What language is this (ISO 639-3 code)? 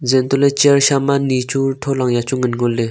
nnp